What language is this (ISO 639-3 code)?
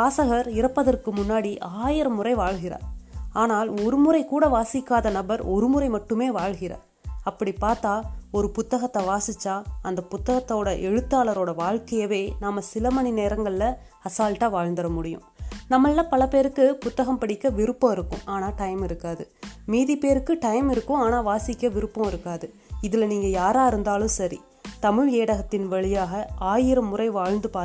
tam